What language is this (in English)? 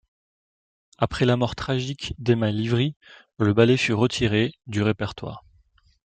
French